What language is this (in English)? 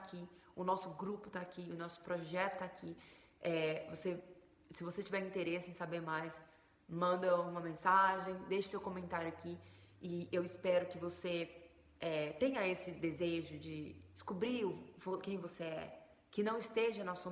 Portuguese